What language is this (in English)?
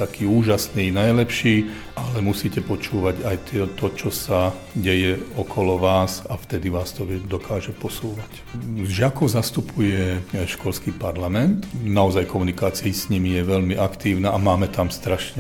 Slovak